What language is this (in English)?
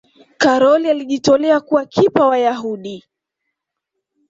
Swahili